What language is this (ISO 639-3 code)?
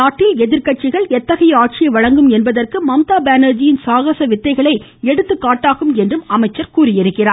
tam